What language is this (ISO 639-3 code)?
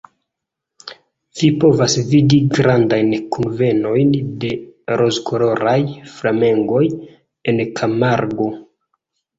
epo